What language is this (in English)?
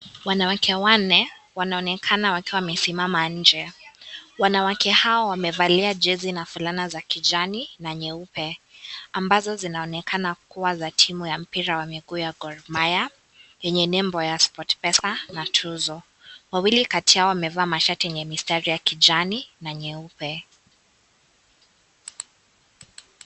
Swahili